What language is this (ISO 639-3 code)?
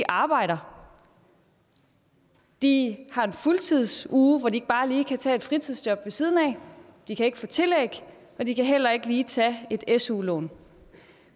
dan